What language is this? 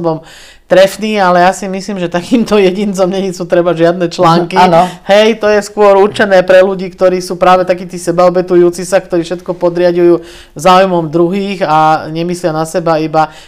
Slovak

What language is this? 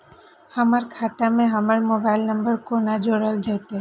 Maithili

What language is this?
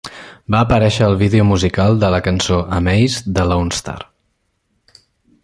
Catalan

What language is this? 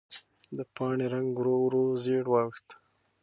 Pashto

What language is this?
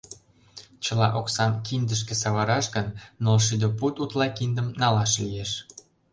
Mari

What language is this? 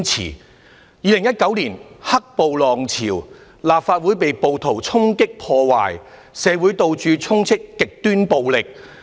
Cantonese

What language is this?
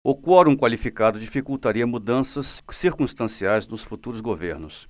Portuguese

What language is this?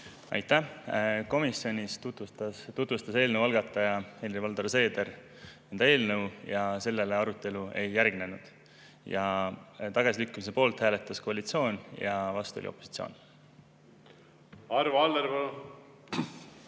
Estonian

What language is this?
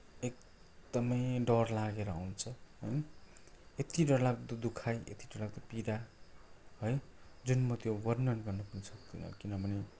Nepali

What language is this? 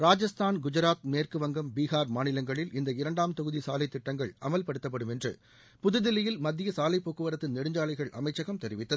Tamil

